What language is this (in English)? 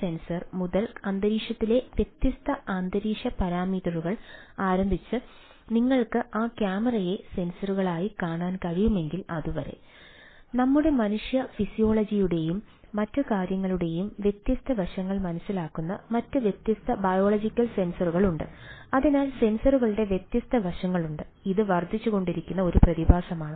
Malayalam